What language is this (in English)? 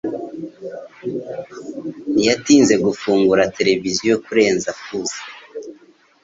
Kinyarwanda